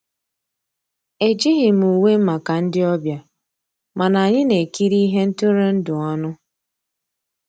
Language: Igbo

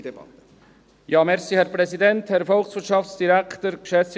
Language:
Swiss German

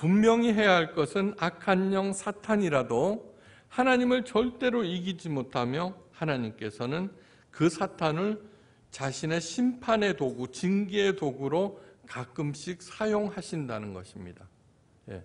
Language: Korean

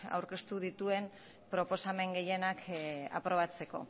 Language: Basque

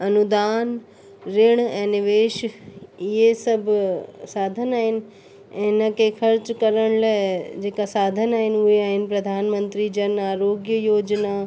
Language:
Sindhi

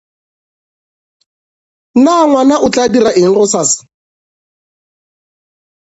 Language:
Northern Sotho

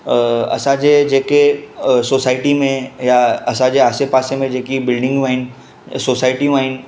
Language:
Sindhi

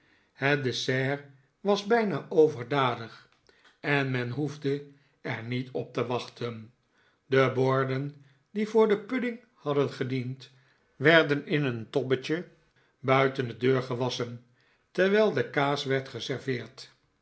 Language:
Dutch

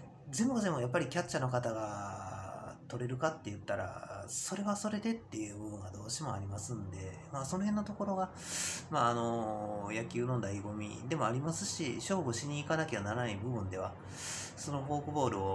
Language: Japanese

